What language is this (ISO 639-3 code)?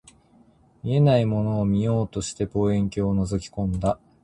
jpn